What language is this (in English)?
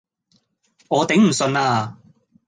Cantonese